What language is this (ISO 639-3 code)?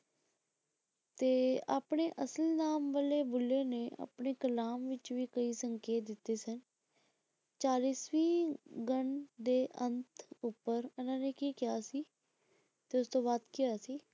pan